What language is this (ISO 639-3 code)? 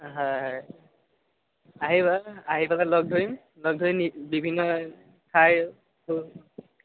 asm